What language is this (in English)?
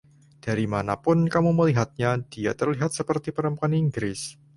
Indonesian